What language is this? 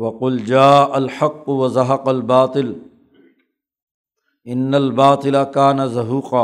Urdu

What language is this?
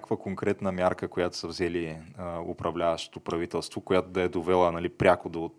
Bulgarian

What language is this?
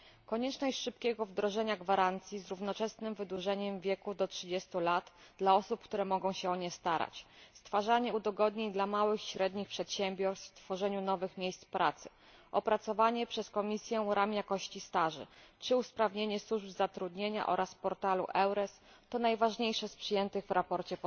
Polish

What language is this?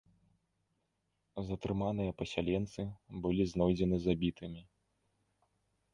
Belarusian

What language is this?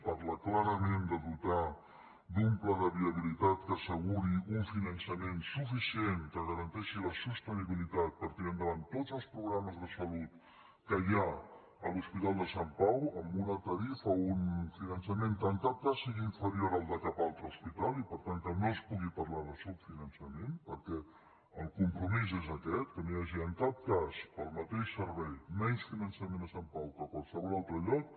Catalan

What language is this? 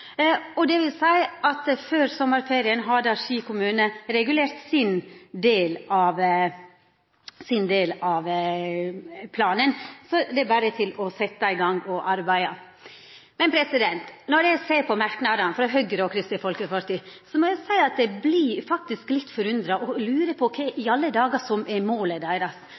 Norwegian Nynorsk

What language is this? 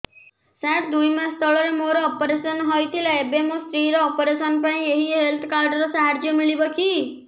Odia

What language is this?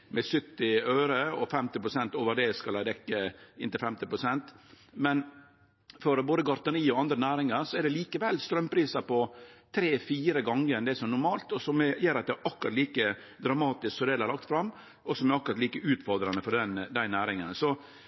Norwegian Nynorsk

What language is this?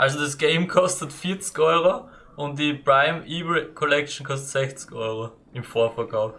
German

